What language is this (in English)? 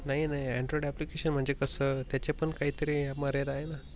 Marathi